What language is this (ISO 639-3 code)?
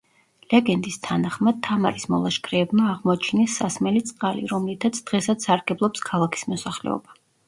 kat